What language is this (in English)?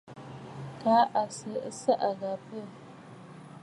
Bafut